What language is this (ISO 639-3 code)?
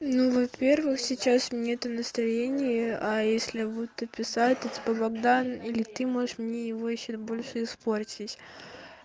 rus